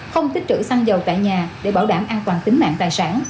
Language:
Vietnamese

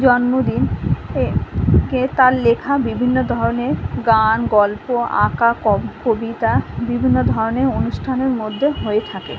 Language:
Bangla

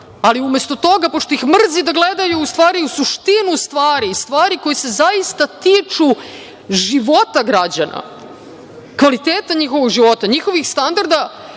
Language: Serbian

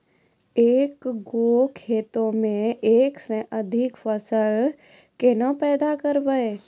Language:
Maithili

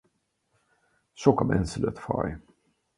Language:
Hungarian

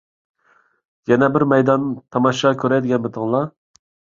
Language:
Uyghur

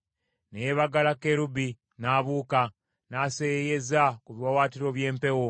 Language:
Ganda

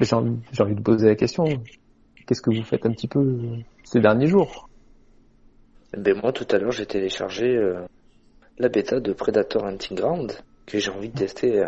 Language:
French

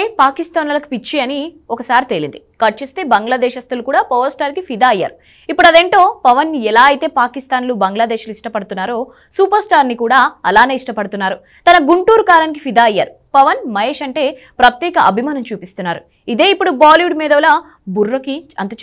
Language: Telugu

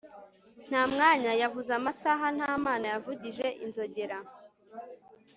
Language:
Kinyarwanda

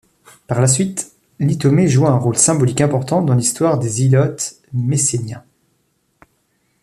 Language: French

